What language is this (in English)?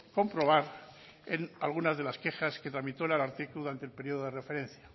Spanish